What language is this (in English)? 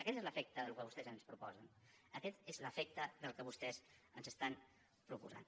Catalan